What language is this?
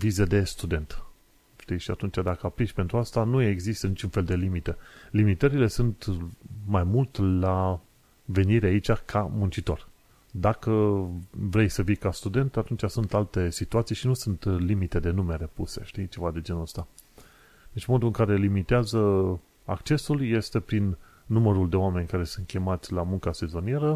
Romanian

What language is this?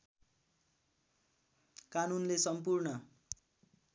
Nepali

